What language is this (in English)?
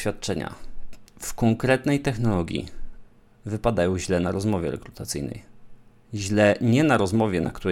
Polish